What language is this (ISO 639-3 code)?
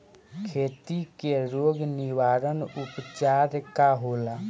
bho